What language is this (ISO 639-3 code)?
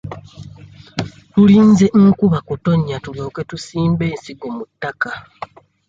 lug